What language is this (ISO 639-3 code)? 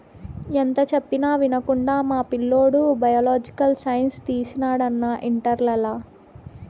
tel